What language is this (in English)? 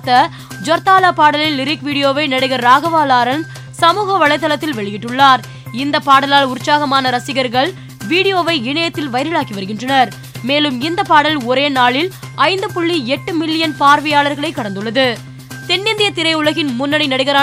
Tamil